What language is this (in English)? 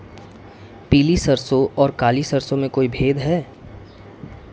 Hindi